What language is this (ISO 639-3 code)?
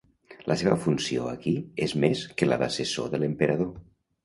cat